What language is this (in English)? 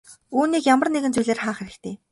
Mongolian